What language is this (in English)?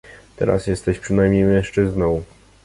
Polish